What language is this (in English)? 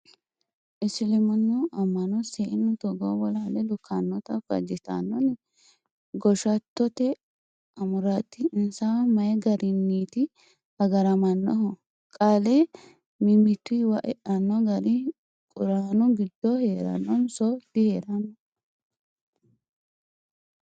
Sidamo